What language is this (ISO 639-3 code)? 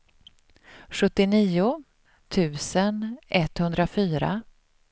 swe